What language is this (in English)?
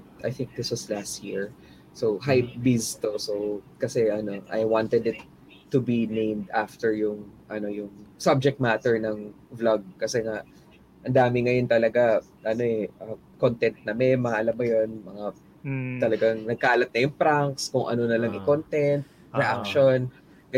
Filipino